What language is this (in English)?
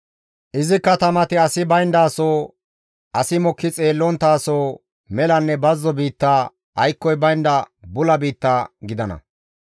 Gamo